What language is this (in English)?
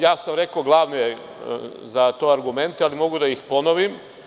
Serbian